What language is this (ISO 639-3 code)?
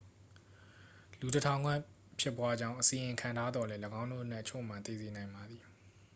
mya